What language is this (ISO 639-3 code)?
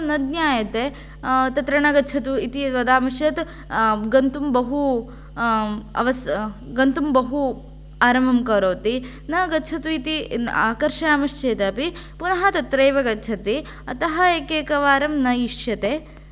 san